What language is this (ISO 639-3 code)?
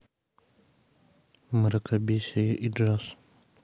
rus